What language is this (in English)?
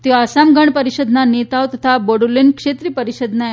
Gujarati